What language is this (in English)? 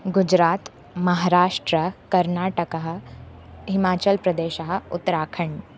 Sanskrit